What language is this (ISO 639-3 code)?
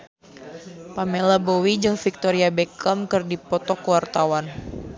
sun